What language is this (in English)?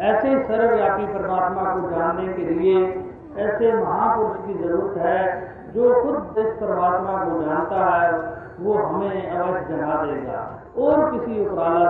Hindi